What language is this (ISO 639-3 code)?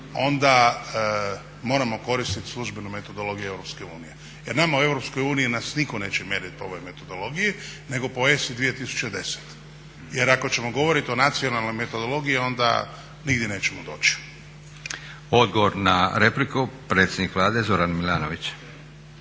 hrv